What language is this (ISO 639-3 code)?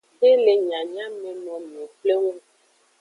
ajg